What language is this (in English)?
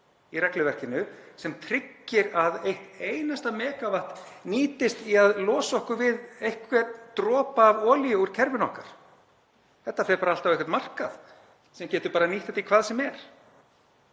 Icelandic